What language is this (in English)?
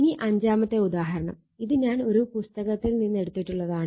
Malayalam